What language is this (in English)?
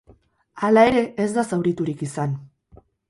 Basque